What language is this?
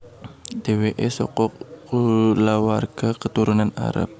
Javanese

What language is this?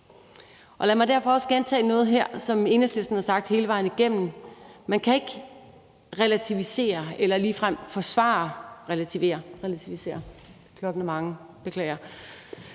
Danish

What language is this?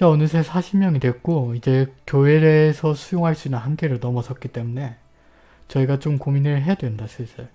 Korean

